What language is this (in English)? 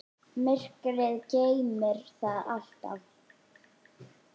Icelandic